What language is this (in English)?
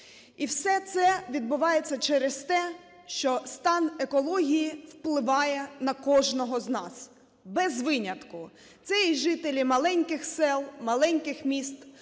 Ukrainian